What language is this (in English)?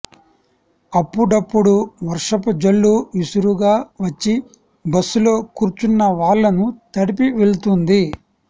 Telugu